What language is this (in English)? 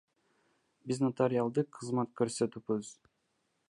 Kyrgyz